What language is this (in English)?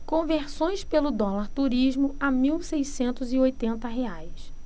Portuguese